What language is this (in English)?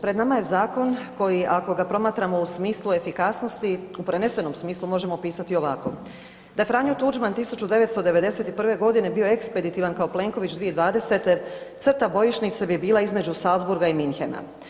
Croatian